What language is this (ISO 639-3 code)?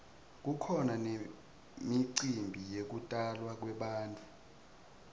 ssw